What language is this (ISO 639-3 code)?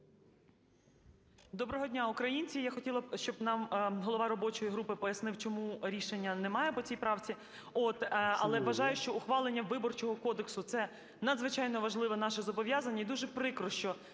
ukr